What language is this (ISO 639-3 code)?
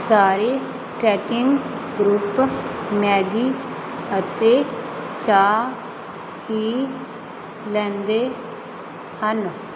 pan